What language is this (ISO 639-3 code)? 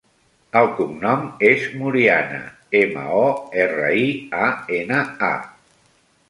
cat